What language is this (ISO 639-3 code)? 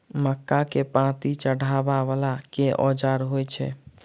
mai